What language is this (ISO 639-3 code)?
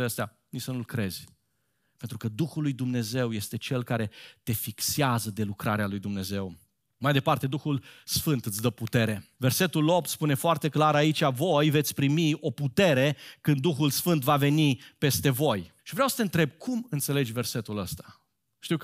ron